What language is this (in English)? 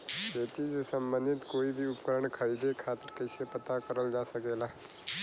Bhojpuri